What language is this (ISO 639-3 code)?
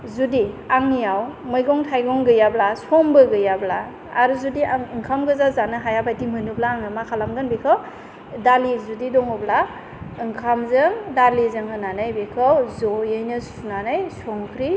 brx